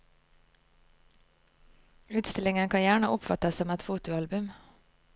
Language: Norwegian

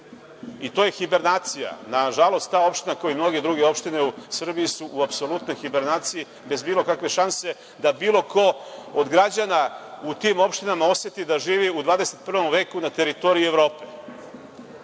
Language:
Serbian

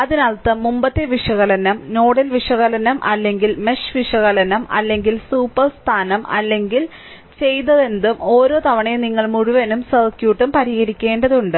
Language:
Malayalam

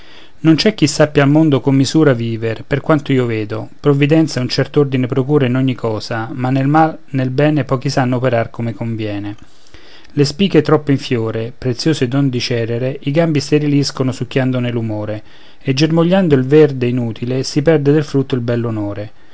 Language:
Italian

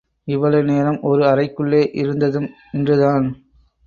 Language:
Tamil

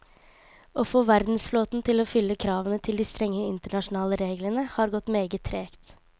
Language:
Norwegian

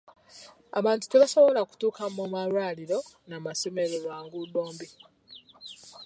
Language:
Ganda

